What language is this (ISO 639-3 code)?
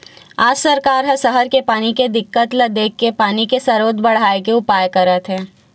hne